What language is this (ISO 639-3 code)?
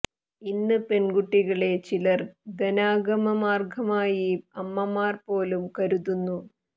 mal